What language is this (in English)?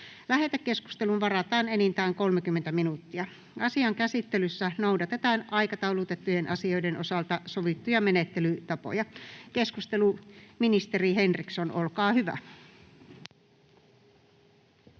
Finnish